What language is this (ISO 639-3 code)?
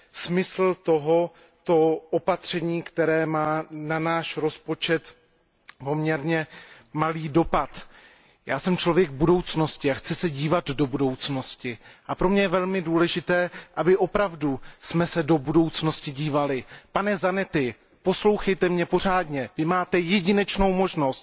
ces